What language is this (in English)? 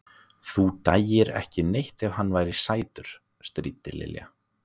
Icelandic